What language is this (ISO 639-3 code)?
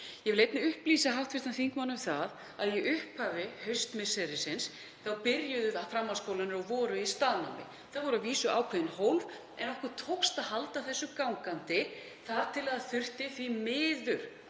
isl